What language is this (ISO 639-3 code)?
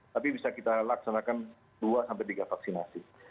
ind